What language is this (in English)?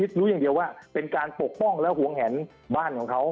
Thai